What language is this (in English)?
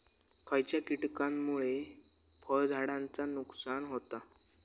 Marathi